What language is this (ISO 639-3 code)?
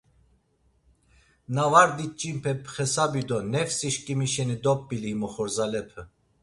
lzz